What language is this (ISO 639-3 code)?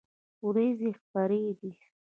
pus